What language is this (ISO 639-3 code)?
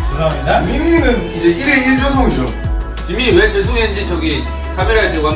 kor